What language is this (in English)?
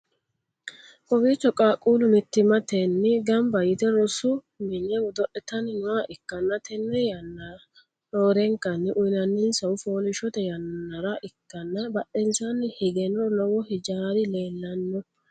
Sidamo